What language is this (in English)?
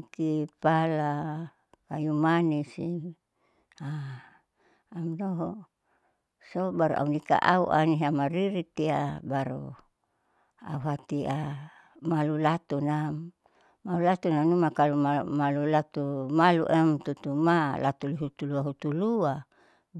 Saleman